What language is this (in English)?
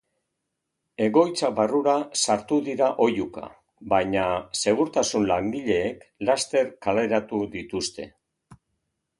Basque